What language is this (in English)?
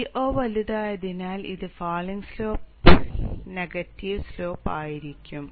Malayalam